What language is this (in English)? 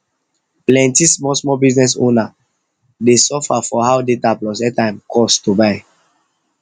Nigerian Pidgin